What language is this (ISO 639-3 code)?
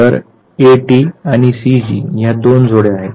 mar